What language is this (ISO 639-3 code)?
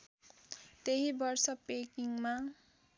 nep